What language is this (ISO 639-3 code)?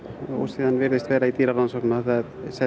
isl